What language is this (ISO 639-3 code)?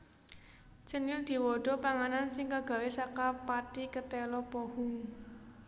jav